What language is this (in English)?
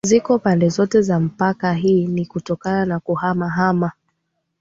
Swahili